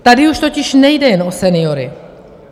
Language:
Czech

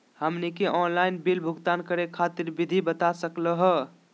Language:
Magahi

